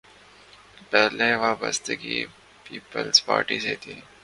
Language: Urdu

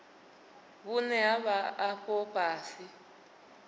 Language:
Venda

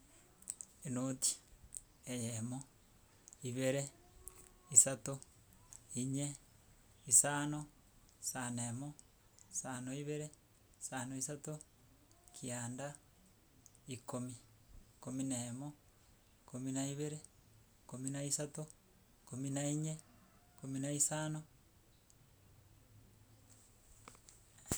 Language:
Gusii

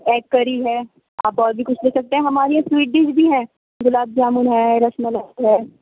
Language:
Urdu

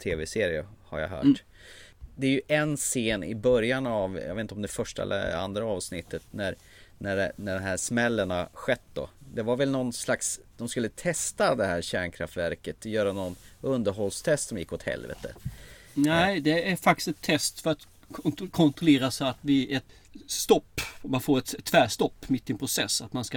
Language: Swedish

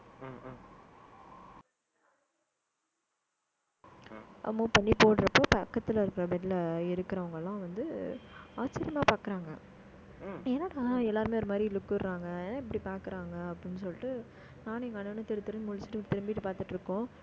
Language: Tamil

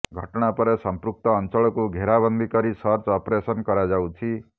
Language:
Odia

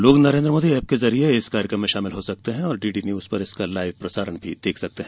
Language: Hindi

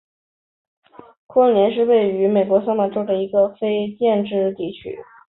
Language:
Chinese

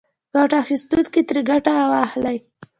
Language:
Pashto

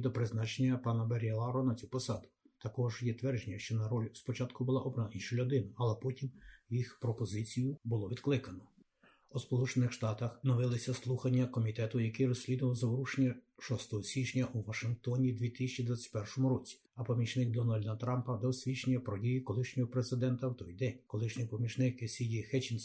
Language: Ukrainian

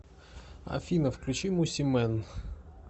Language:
Russian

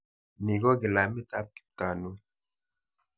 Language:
Kalenjin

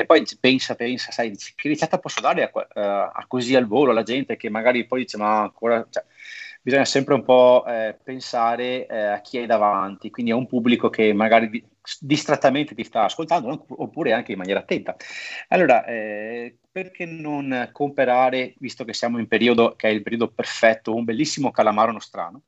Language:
Italian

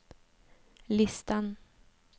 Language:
Swedish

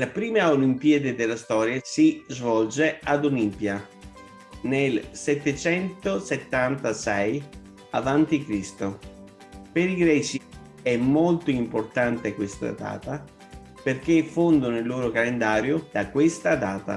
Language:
Italian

